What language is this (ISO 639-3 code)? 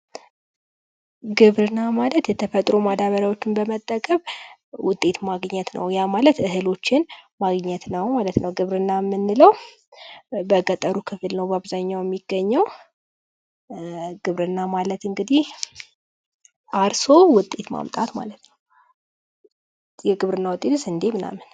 amh